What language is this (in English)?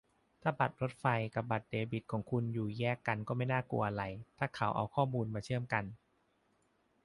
Thai